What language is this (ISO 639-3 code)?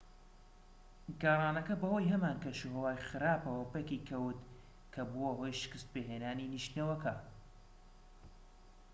ckb